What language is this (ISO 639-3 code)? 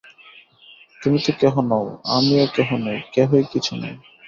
ben